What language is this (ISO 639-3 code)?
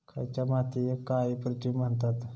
mar